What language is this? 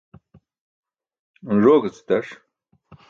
Burushaski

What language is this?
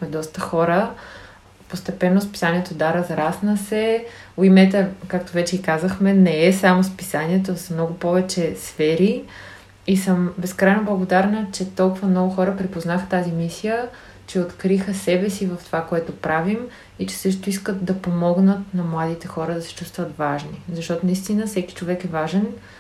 Bulgarian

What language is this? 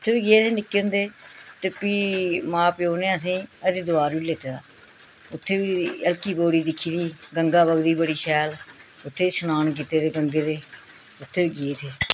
Dogri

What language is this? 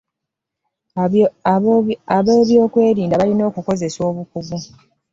Ganda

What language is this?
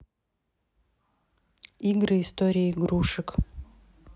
Russian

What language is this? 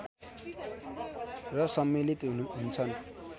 Nepali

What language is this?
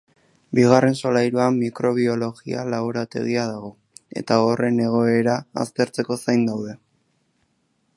Basque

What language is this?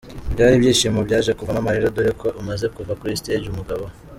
Kinyarwanda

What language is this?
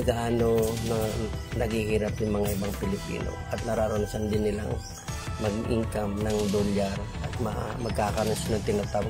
Filipino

